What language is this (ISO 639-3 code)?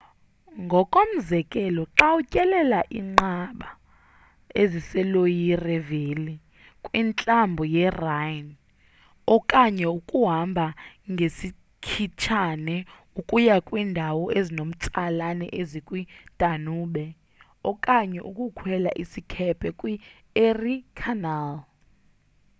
xho